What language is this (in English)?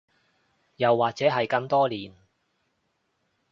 Cantonese